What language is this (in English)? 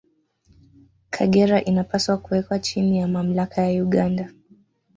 Swahili